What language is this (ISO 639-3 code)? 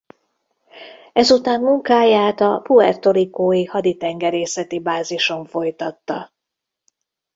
hun